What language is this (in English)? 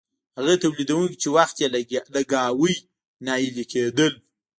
Pashto